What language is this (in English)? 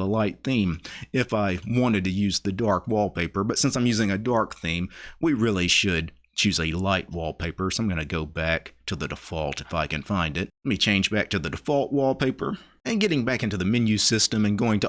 English